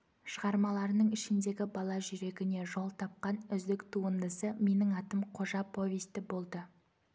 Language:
Kazakh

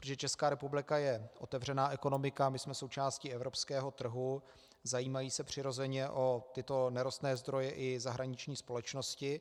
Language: Czech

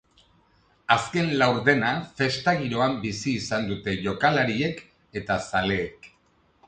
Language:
Basque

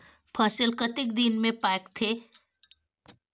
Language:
Chhattisgarhi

